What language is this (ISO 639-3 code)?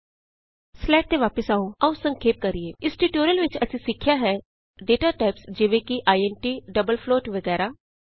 pan